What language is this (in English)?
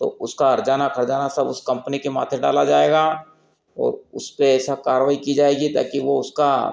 Hindi